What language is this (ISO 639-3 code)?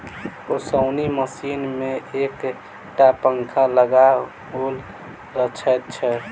mai